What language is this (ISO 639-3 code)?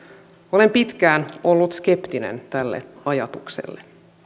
fin